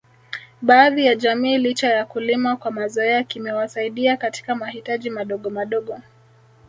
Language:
Swahili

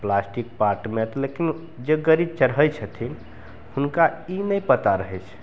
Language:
Maithili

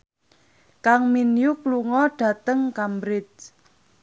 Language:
Javanese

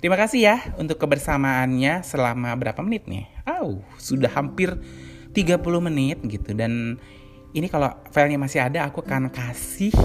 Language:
Indonesian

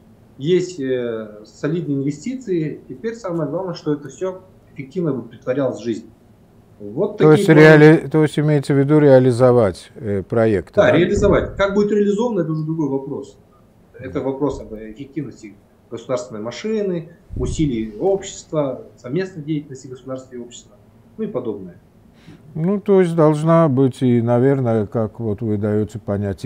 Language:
Russian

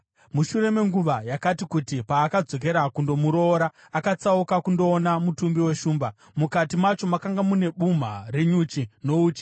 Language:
Shona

